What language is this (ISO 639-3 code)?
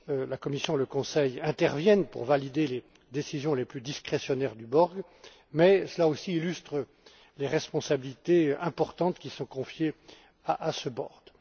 fra